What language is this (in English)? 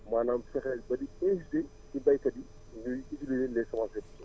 Wolof